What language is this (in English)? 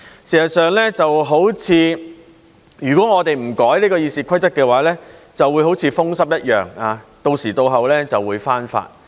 Cantonese